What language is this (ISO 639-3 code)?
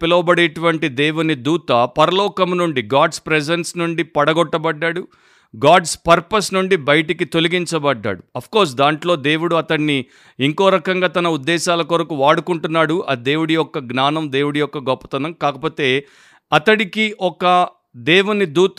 tel